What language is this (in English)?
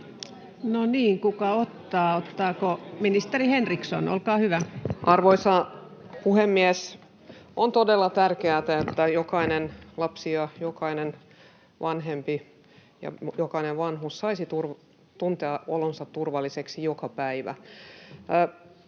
Finnish